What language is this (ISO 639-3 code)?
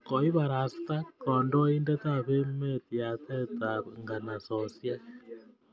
kln